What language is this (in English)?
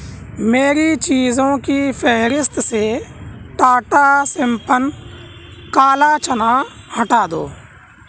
Urdu